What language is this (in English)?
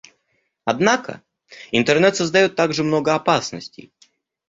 Russian